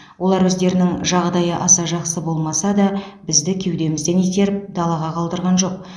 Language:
Kazakh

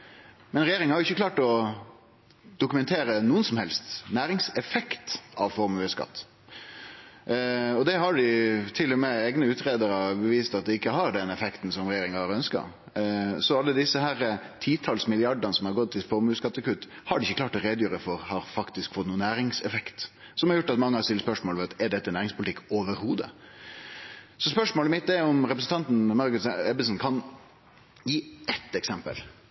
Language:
Norwegian Nynorsk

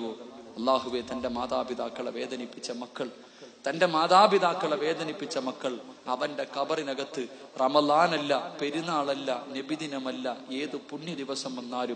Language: Arabic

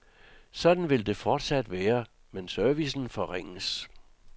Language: Danish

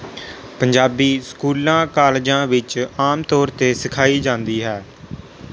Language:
Punjabi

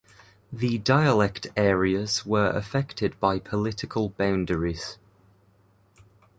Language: English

